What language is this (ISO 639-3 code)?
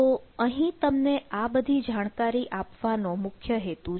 guj